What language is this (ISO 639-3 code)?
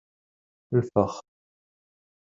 kab